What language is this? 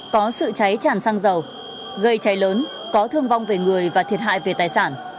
Vietnamese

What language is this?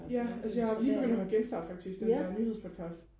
Danish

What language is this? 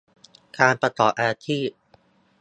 Thai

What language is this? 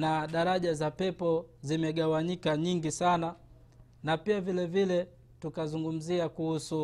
Swahili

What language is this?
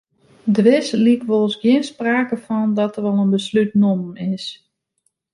Western Frisian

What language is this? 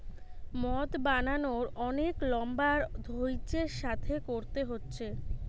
Bangla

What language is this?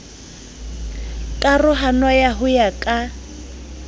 Southern Sotho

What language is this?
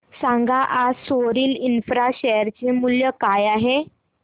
Marathi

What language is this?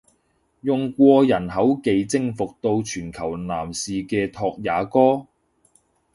Cantonese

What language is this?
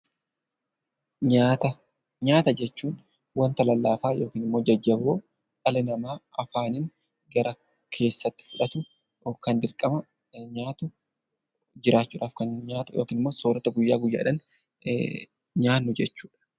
Oromo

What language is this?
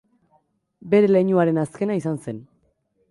Basque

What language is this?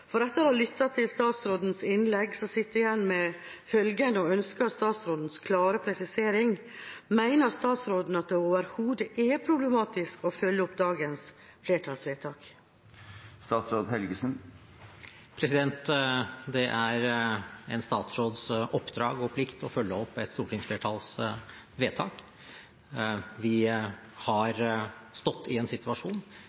Norwegian Bokmål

